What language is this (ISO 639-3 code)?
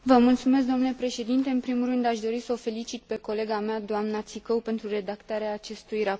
ron